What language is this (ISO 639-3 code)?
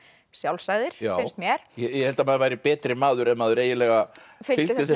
isl